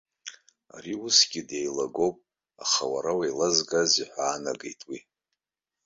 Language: Abkhazian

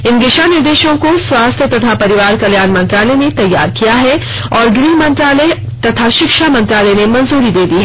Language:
Hindi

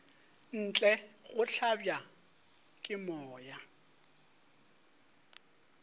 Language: Northern Sotho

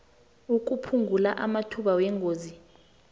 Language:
South Ndebele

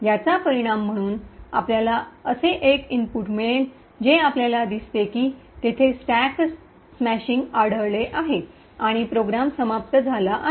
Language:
Marathi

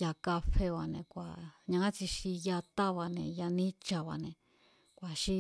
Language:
Mazatlán Mazatec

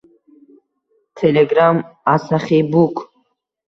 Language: Uzbek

